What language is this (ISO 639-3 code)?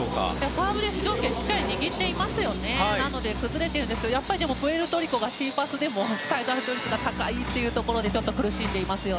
jpn